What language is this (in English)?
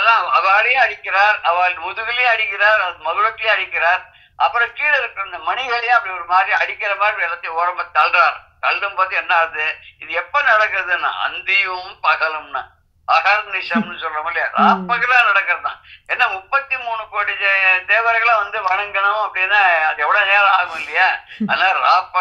Turkish